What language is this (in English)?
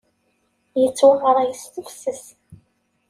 Kabyle